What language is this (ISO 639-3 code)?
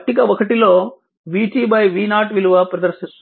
tel